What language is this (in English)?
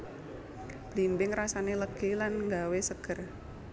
Javanese